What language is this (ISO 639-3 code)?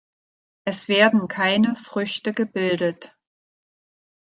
deu